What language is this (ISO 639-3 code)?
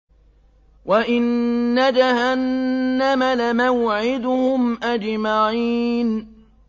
ara